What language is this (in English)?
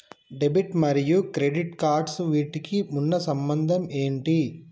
Telugu